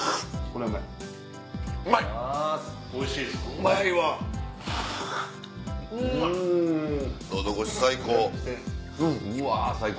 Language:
Japanese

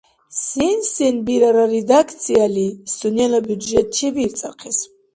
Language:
Dargwa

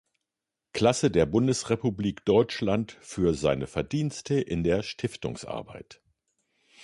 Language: German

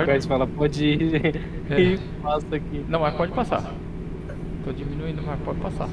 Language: Portuguese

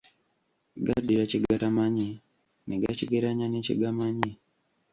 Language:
Ganda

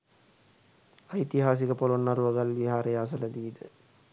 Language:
Sinhala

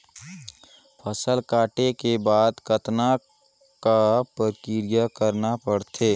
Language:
Chhattisgarhi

